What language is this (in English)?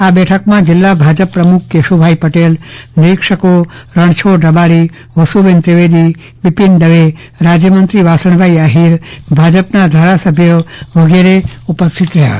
Gujarati